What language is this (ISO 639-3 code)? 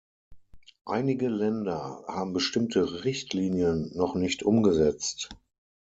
deu